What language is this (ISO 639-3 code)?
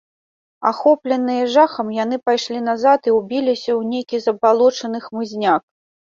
bel